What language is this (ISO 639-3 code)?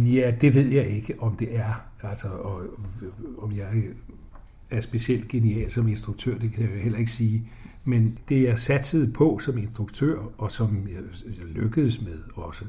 dan